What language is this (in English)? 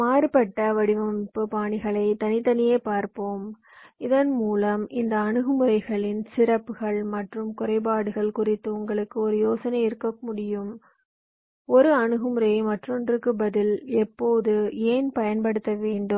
Tamil